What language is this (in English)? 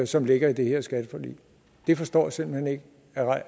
Danish